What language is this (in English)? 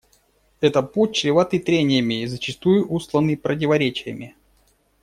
Russian